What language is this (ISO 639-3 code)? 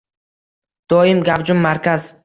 uzb